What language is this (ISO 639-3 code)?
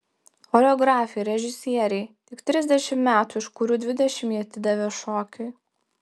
lit